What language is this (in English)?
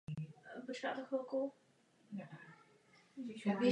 Czech